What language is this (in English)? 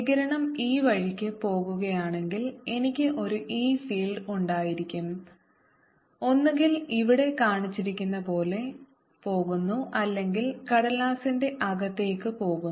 Malayalam